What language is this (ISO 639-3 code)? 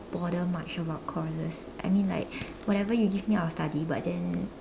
eng